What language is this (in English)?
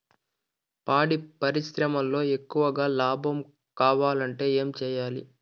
Telugu